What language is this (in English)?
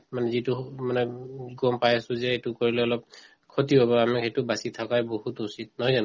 Assamese